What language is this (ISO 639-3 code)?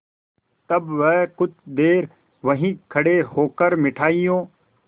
hin